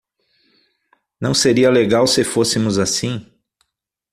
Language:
Portuguese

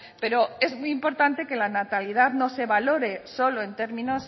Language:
Spanish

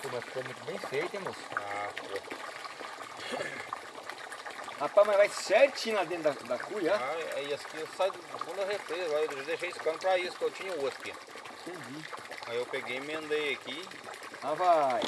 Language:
Portuguese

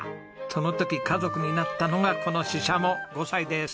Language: Japanese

